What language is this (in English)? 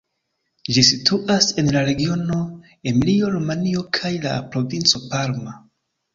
Esperanto